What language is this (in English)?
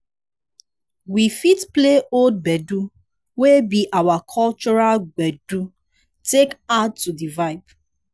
Nigerian Pidgin